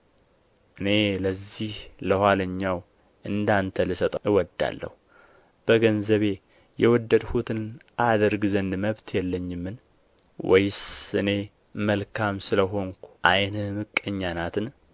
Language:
Amharic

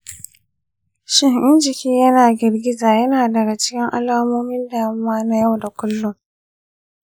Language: Hausa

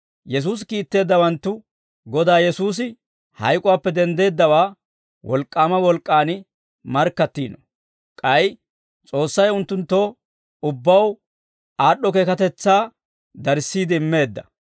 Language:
Dawro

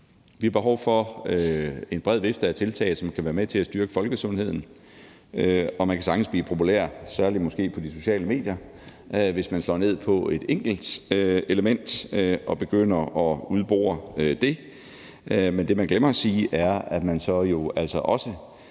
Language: Danish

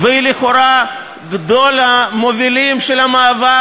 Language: Hebrew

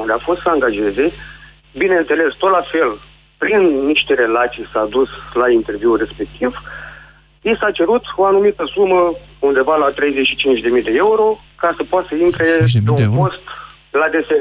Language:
Romanian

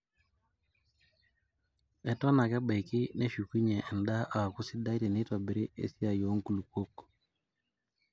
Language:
Masai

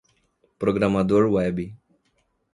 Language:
Portuguese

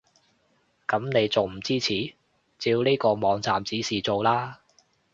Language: Cantonese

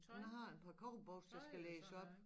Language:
Danish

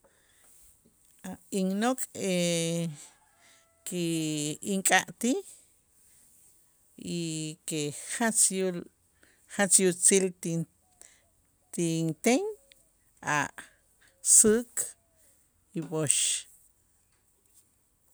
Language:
Itzá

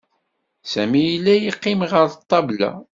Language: Kabyle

